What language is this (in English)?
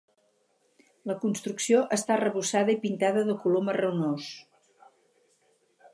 Catalan